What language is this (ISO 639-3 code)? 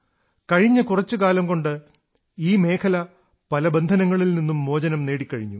mal